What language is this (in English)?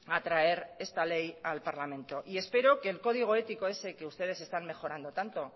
Spanish